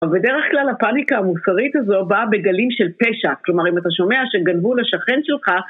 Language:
Hebrew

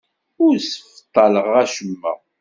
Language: Kabyle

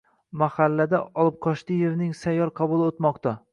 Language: Uzbek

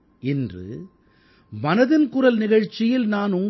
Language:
Tamil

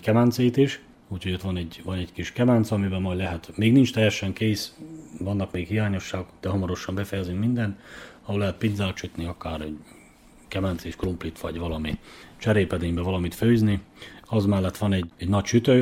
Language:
Hungarian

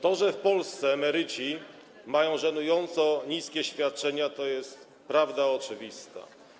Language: Polish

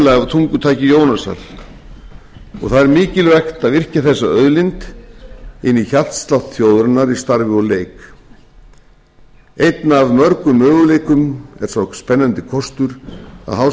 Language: Icelandic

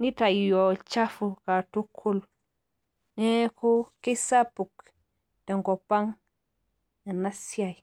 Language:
Masai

